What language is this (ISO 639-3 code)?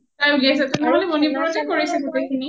asm